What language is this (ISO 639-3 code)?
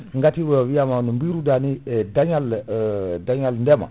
ful